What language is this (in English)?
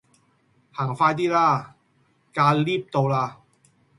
Cantonese